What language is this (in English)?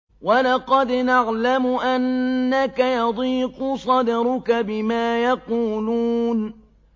Arabic